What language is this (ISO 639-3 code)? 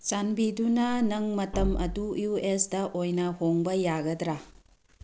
mni